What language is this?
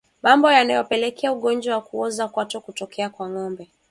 Swahili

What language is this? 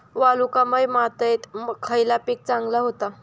Marathi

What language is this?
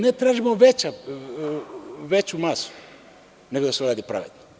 Serbian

